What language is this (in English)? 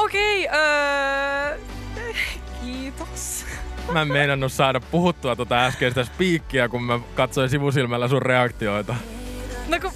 Finnish